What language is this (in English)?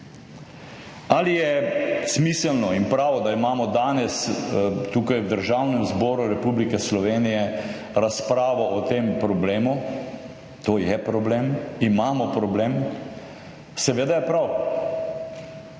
Slovenian